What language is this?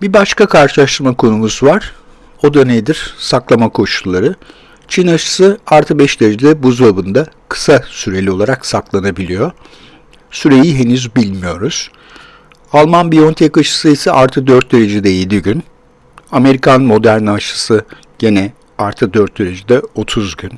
Turkish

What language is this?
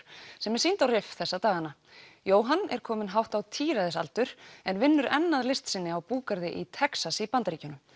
Icelandic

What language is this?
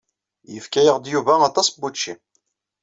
Kabyle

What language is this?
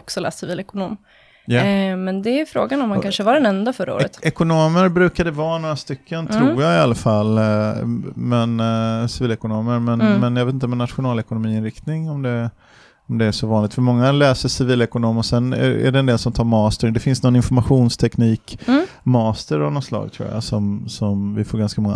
Swedish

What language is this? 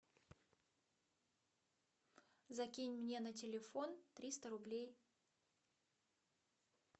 Russian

